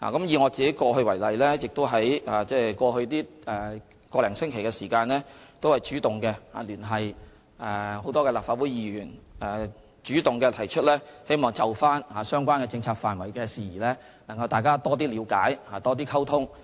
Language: Cantonese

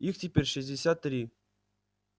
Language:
Russian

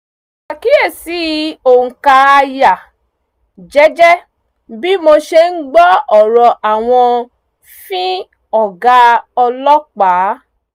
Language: Yoruba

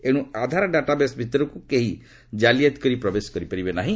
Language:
Odia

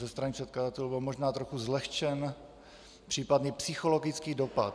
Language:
Czech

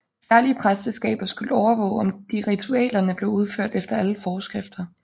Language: Danish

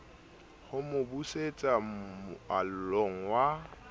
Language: Southern Sotho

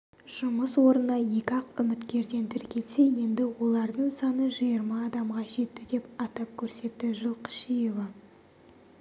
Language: Kazakh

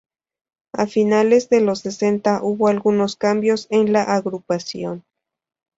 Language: Spanish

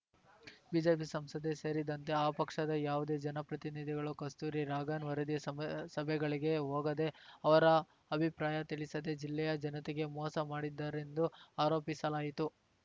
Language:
Kannada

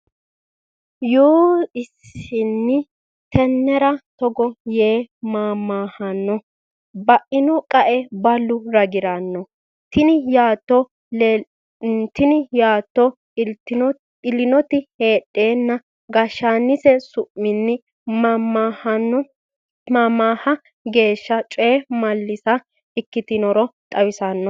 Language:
Sidamo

